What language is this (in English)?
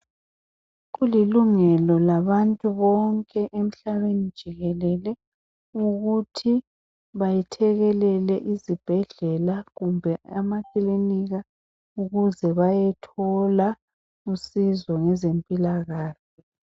North Ndebele